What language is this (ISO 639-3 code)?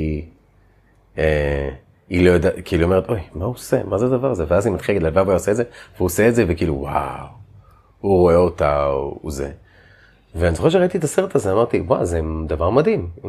heb